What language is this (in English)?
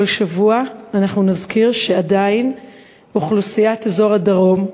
Hebrew